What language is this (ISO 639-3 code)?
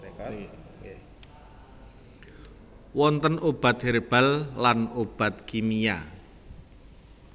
jav